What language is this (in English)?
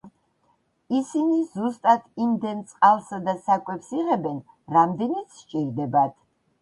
Georgian